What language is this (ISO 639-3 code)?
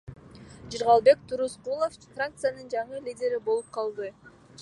kir